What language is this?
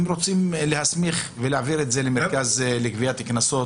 Hebrew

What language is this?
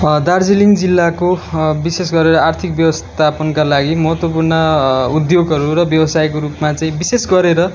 Nepali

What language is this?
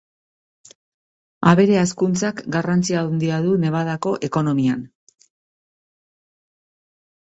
Basque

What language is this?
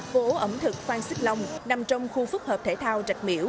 Vietnamese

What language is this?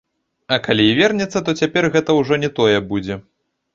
Belarusian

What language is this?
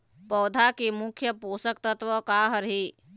Chhattisgarhi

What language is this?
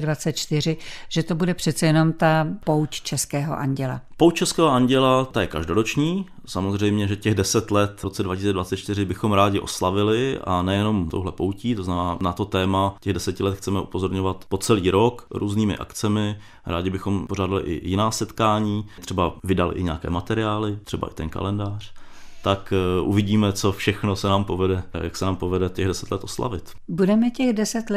Czech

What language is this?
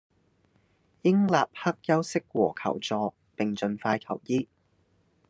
Cantonese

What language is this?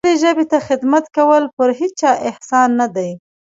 Pashto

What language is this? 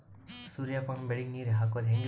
Kannada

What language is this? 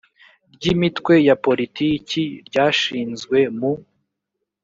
Kinyarwanda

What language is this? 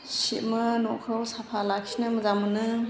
Bodo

